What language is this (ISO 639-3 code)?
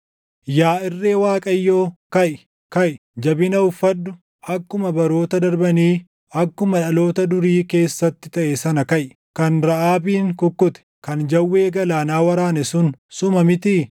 orm